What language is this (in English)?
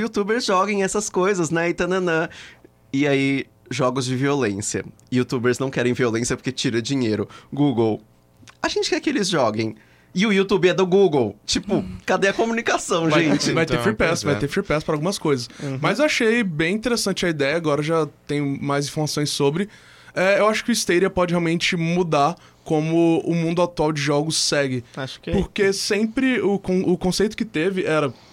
Portuguese